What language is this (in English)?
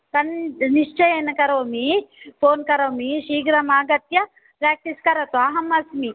Sanskrit